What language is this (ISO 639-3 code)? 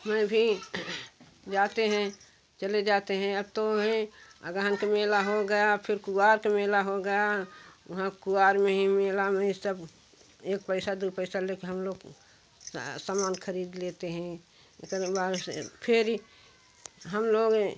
hin